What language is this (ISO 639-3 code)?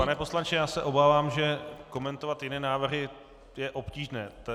ces